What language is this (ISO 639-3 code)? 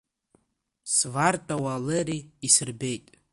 abk